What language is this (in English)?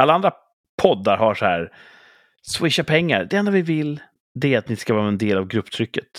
Swedish